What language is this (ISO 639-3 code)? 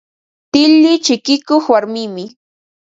qva